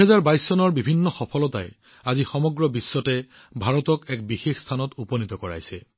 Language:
Assamese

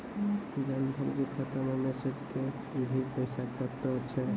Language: Maithili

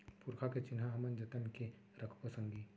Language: Chhattisgarhi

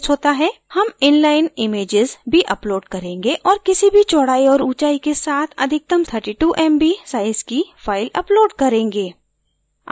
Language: Hindi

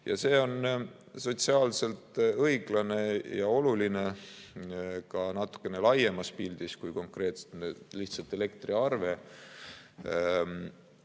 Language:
Estonian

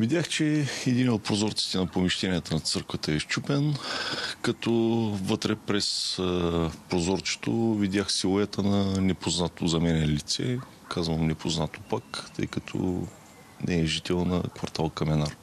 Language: Bulgarian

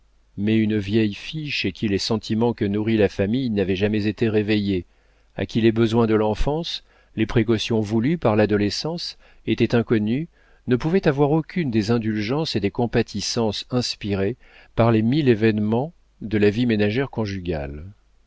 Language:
French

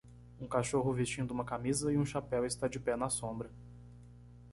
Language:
Portuguese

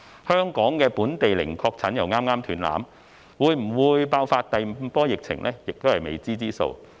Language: Cantonese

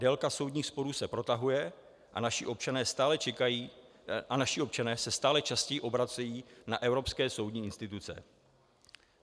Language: Czech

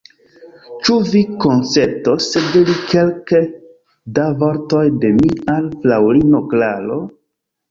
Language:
Esperanto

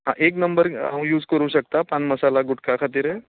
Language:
Konkani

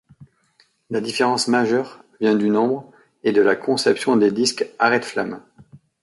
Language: French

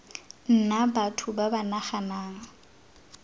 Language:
Tswana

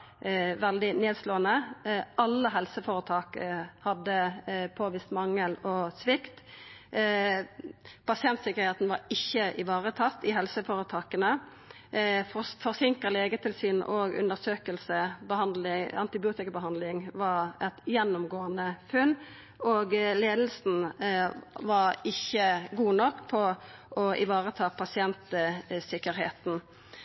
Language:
Norwegian Nynorsk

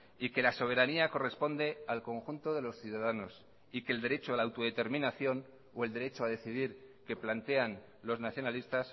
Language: Spanish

